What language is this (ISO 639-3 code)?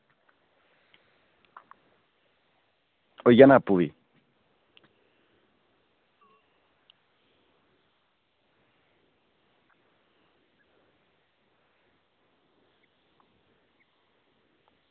doi